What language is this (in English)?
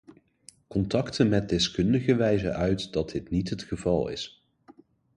Dutch